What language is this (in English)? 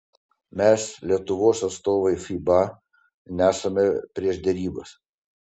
Lithuanian